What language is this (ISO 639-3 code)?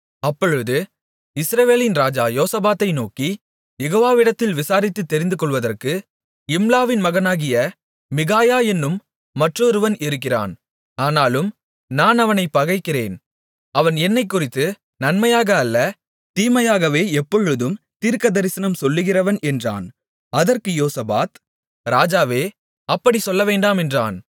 tam